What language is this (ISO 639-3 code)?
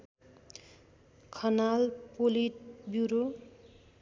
nep